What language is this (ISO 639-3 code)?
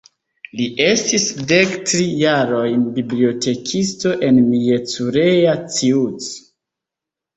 epo